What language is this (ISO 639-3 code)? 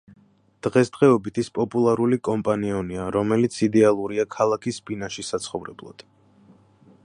kat